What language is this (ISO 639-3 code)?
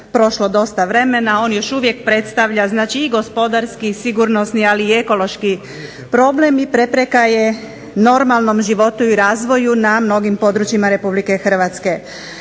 hrv